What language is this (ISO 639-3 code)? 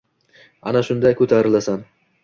uzb